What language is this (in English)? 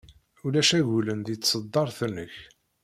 Kabyle